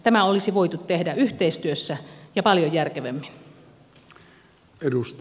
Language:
Finnish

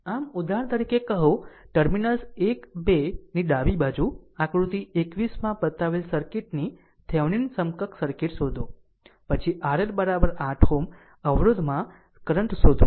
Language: Gujarati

